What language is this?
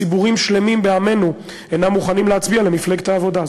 Hebrew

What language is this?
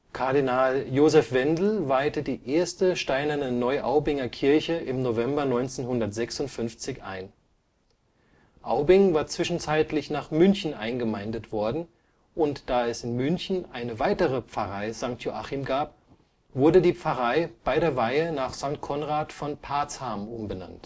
German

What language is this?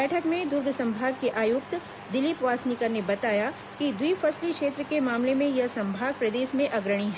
Hindi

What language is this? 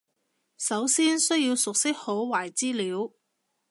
Cantonese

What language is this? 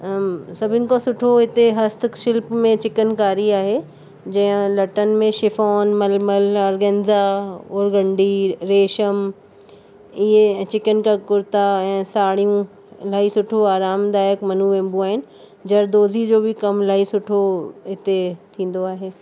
Sindhi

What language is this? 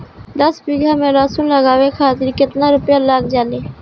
Bhojpuri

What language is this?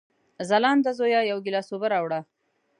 Pashto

